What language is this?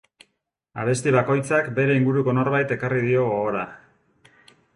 Basque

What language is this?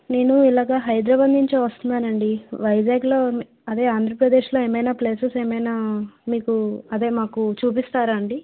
Telugu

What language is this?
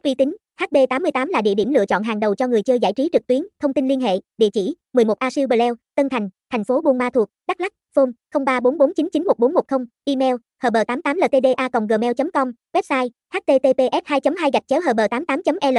Vietnamese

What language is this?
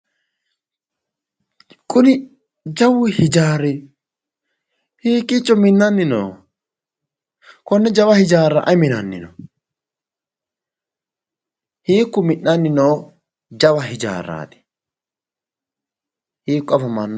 Sidamo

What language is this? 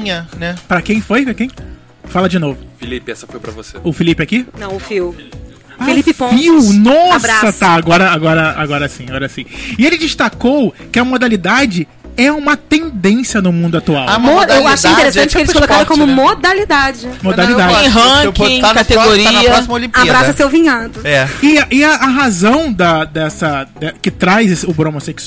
Portuguese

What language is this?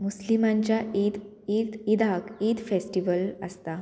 Konkani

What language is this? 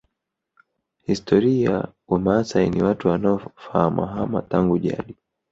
Swahili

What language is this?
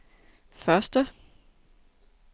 Danish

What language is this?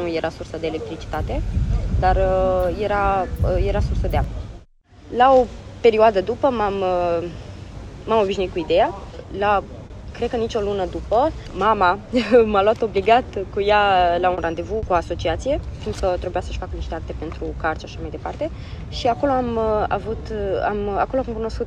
Romanian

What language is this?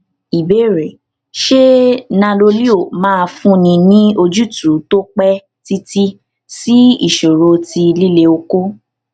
Yoruba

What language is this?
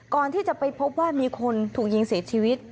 Thai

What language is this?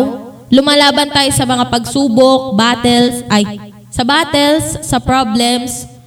Filipino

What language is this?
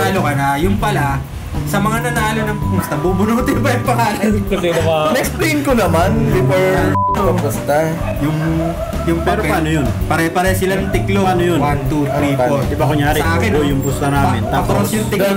Filipino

